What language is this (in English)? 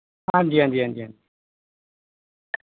Dogri